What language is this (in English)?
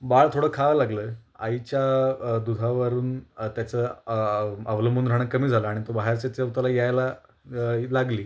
Marathi